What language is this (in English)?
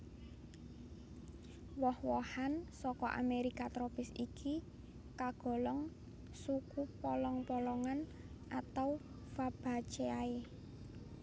Javanese